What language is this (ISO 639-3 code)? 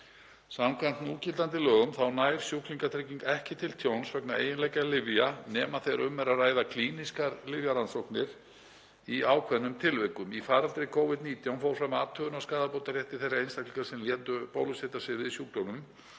isl